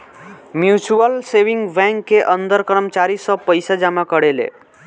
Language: Bhojpuri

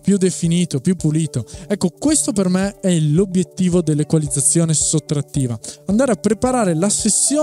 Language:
Italian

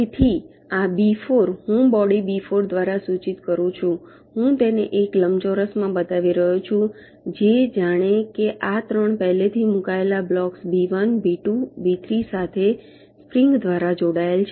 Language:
Gujarati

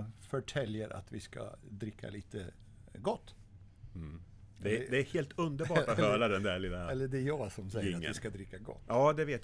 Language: Swedish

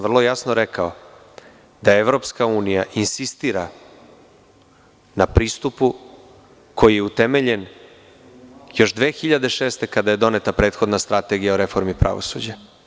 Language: Serbian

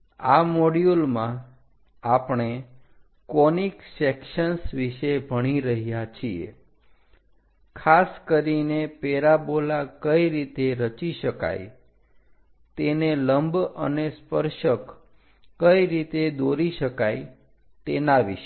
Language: Gujarati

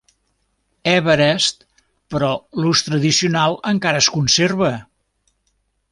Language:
Catalan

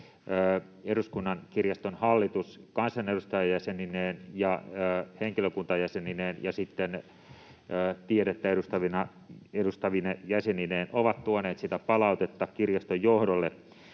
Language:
Finnish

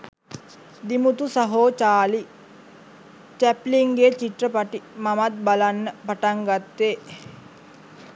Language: Sinhala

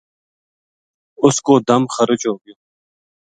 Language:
Gujari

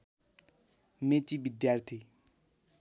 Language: Nepali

